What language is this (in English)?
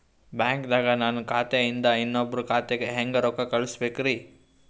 Kannada